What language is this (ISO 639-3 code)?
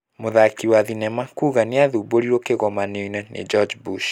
kik